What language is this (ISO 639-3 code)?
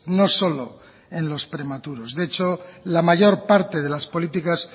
spa